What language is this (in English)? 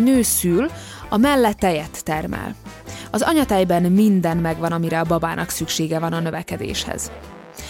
Hungarian